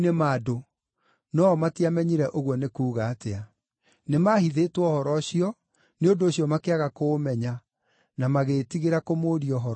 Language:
Kikuyu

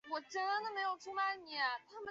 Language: Chinese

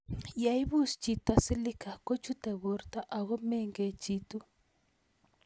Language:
Kalenjin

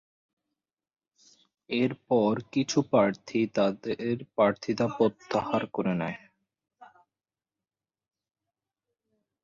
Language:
Bangla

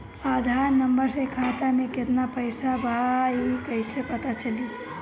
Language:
Bhojpuri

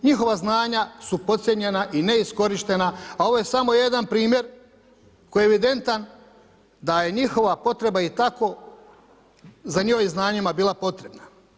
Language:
Croatian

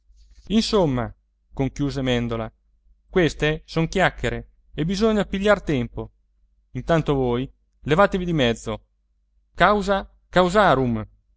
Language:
Italian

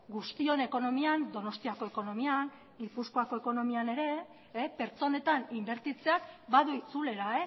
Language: Basque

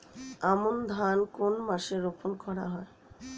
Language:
Bangla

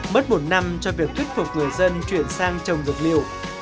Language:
Vietnamese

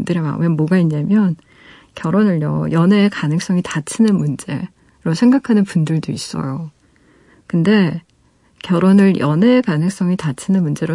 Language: Korean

